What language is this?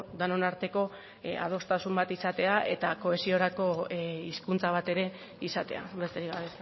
Basque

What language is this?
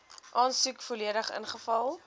Afrikaans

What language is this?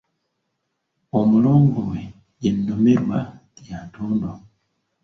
Ganda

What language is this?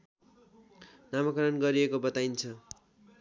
Nepali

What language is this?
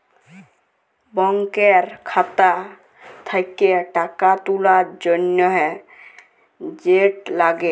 Bangla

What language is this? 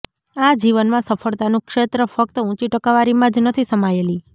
Gujarati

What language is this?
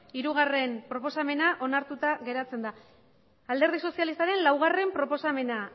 Basque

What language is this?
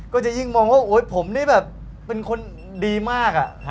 Thai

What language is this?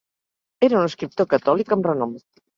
Catalan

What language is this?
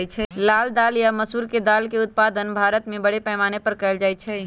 Magahi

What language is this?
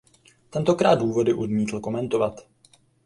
Czech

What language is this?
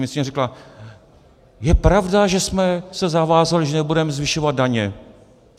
Czech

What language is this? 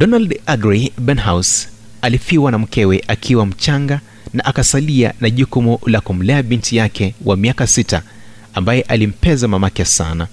Swahili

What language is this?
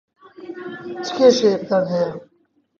Central Kurdish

